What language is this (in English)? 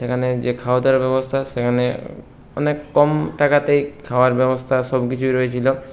Bangla